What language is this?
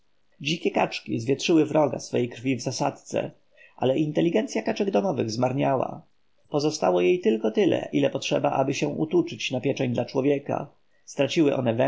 Polish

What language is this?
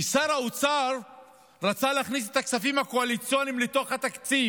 Hebrew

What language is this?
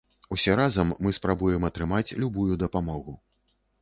Belarusian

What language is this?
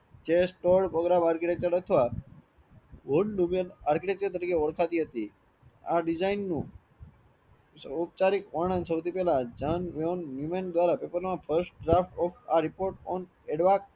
Gujarati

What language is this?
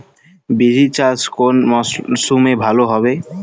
Bangla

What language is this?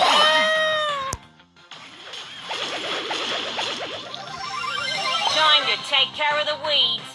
Turkish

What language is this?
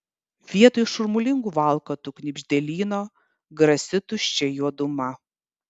Lithuanian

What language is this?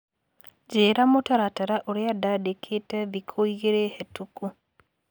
Kikuyu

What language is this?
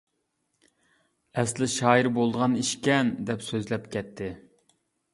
Uyghur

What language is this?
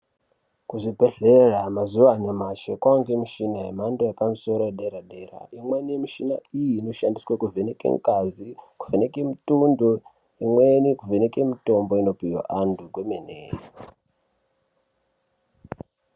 Ndau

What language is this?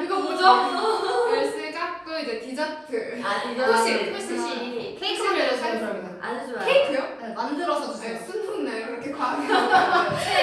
Korean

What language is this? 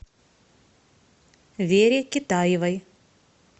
Russian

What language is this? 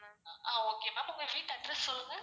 Tamil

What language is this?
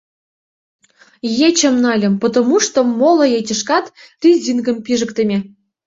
Mari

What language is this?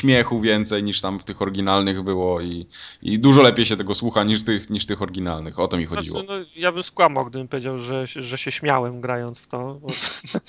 Polish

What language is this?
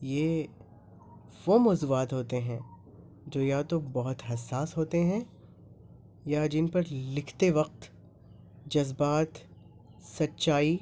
Urdu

